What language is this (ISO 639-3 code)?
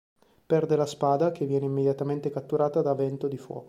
ita